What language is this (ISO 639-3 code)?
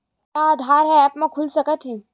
hne